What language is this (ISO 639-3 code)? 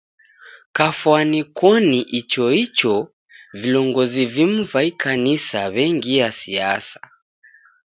dav